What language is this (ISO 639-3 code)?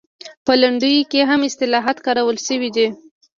pus